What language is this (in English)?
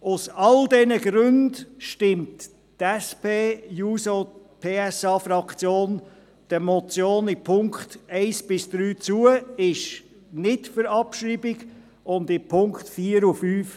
Swiss German